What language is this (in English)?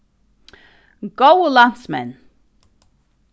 Faroese